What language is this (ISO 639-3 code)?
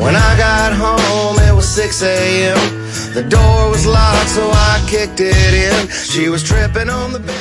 kor